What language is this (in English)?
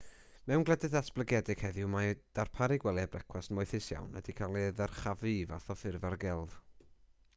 Welsh